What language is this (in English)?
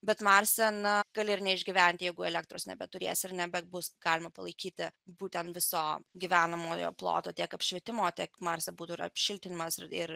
Lithuanian